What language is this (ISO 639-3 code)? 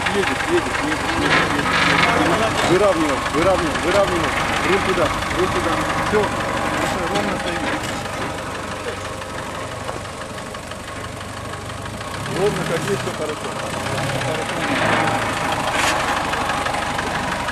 rus